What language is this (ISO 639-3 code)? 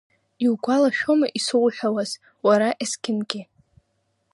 abk